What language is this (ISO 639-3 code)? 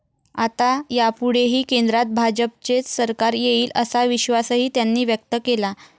mar